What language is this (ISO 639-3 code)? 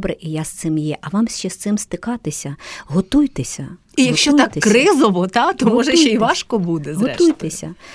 ukr